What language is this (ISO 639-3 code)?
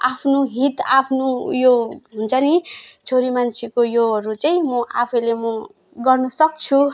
nep